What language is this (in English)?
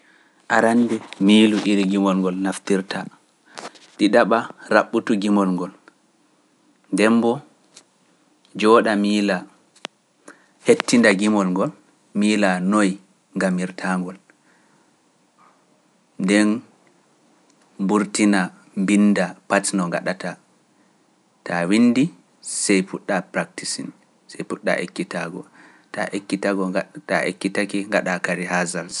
Pular